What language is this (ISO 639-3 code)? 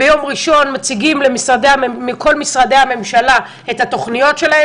heb